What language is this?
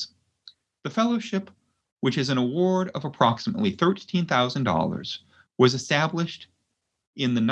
English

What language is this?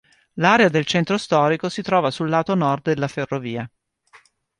Italian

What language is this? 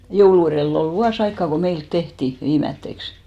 Finnish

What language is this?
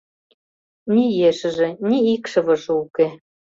Mari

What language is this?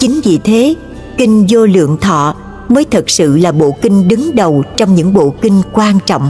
Vietnamese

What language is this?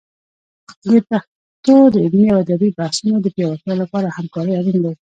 Pashto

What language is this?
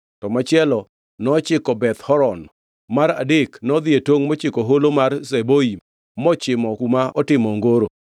Luo (Kenya and Tanzania)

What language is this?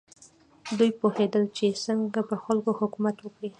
Pashto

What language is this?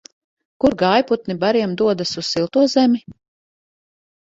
Latvian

